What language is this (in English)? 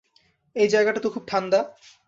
Bangla